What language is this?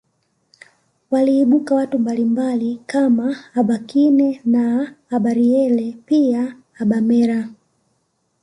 Swahili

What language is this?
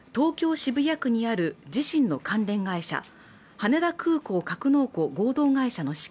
Japanese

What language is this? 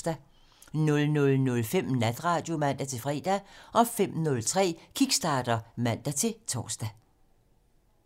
Danish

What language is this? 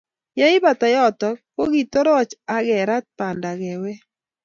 Kalenjin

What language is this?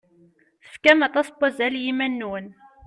Kabyle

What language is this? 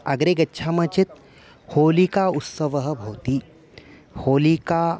Sanskrit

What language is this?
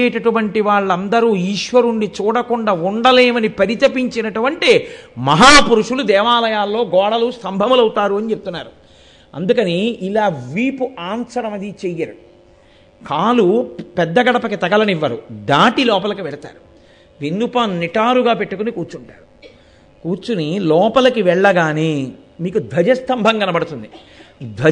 Telugu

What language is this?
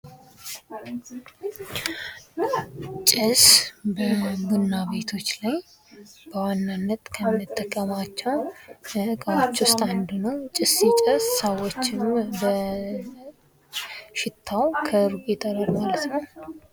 Amharic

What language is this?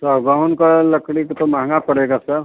Hindi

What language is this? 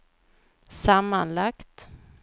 Swedish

